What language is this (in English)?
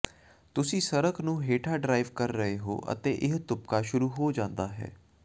Punjabi